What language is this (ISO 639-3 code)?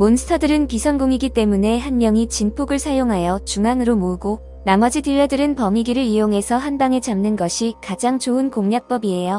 kor